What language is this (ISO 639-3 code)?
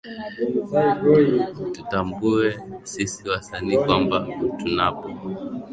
swa